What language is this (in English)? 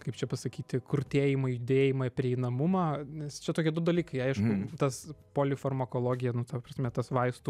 Lithuanian